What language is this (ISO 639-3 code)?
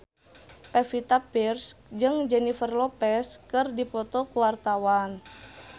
sun